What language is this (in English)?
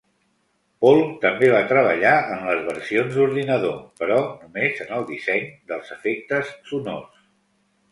Catalan